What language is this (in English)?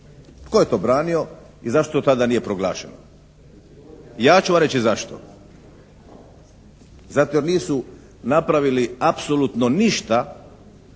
Croatian